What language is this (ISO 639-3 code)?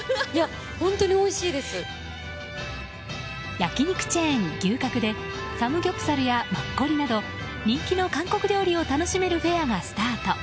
jpn